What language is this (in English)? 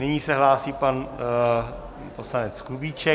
Czech